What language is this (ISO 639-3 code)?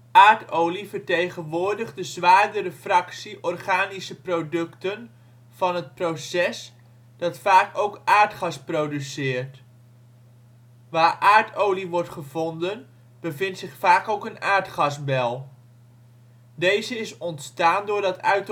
nld